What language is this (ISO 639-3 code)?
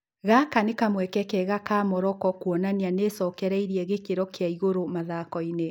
kik